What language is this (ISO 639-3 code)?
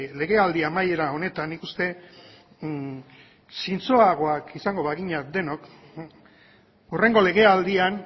eus